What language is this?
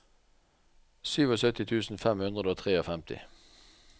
Norwegian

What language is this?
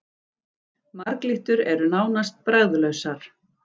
Icelandic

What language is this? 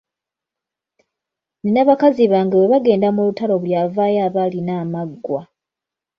Ganda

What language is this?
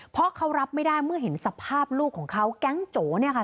Thai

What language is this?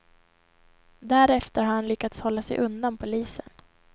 Swedish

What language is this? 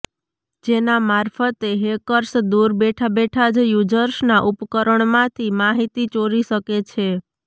Gujarati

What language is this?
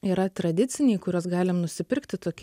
Lithuanian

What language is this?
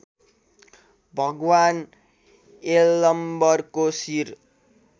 Nepali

